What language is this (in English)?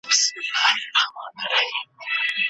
Pashto